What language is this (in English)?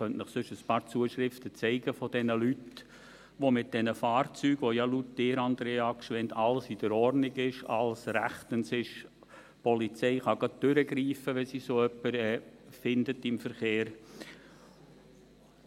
Swiss German